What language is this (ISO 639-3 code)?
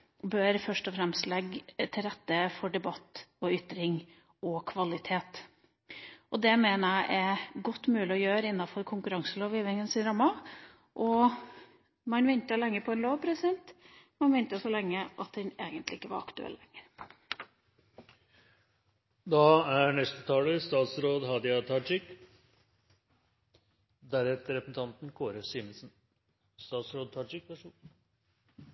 nor